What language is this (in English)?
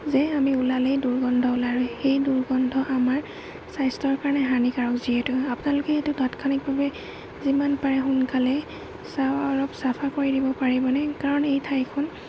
Assamese